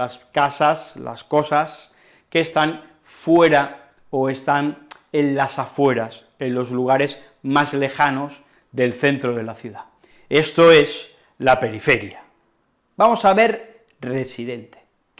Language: Spanish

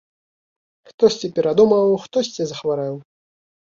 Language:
Belarusian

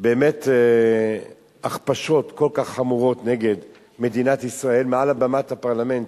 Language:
Hebrew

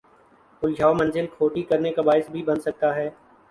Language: Urdu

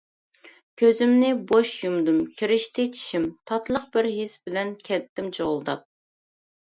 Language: Uyghur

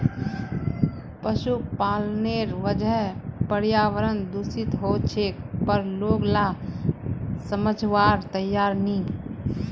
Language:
Magahi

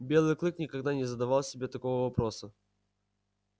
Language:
Russian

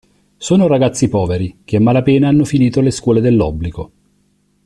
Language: Italian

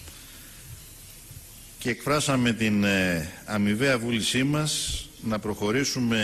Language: Greek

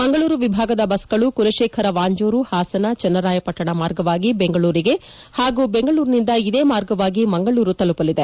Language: Kannada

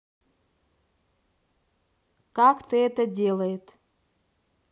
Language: Russian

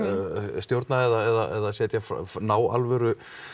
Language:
Icelandic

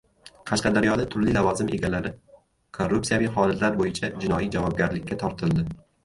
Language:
Uzbek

